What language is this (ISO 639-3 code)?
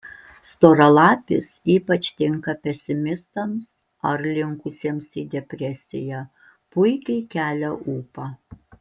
lit